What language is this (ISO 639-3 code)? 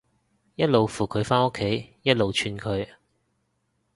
yue